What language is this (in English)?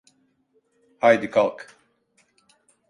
Turkish